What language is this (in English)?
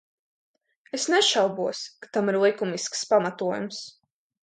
Latvian